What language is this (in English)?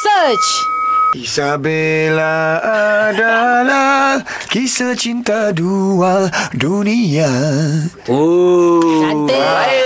Malay